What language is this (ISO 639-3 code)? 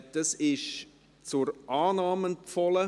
gsw